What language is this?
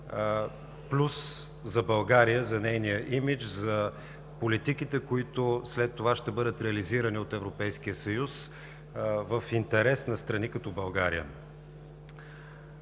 Bulgarian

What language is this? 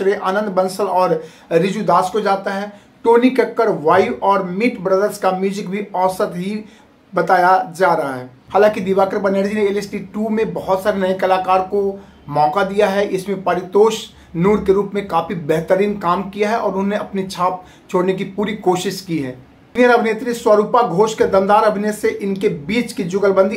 Hindi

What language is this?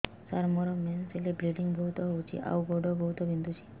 Odia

